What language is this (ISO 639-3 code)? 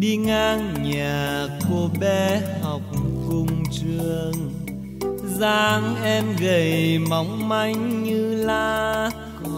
vie